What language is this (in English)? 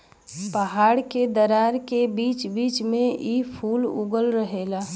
Bhojpuri